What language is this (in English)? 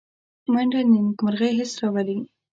Pashto